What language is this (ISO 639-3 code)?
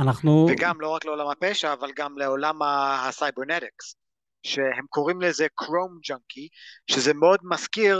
heb